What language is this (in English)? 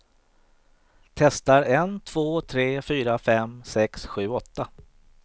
Swedish